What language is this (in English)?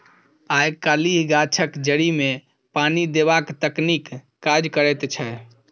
Maithili